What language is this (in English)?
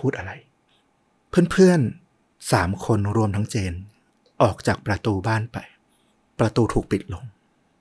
Thai